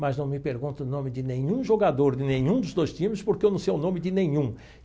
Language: Portuguese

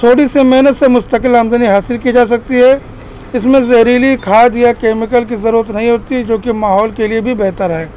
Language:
Urdu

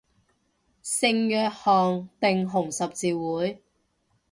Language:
Cantonese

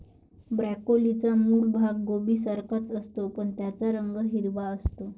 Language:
Marathi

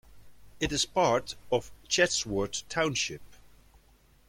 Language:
English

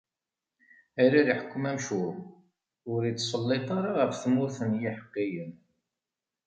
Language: Kabyle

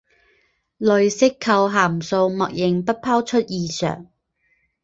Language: Chinese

